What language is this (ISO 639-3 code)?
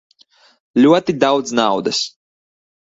lav